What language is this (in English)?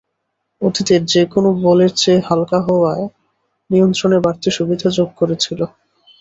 Bangla